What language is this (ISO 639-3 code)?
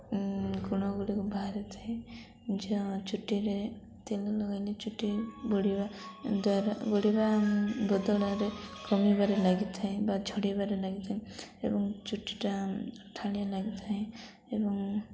ori